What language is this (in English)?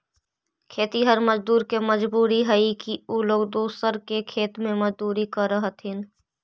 Magahi